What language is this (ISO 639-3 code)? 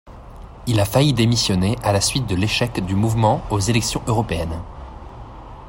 fra